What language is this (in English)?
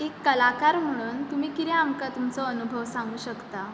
Konkani